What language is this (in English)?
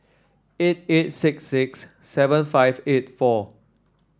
English